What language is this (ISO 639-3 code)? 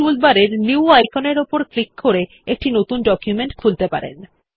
ben